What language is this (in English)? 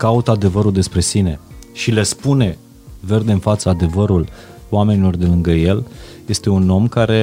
Romanian